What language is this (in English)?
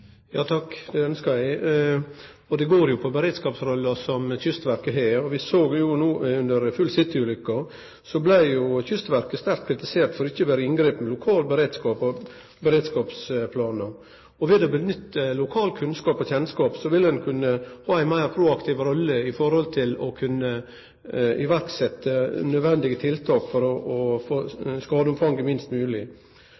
Norwegian